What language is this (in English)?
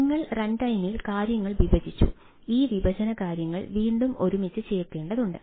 Malayalam